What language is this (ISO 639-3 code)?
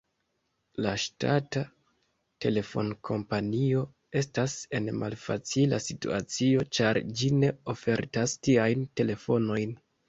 epo